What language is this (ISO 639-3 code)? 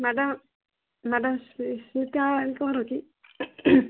ori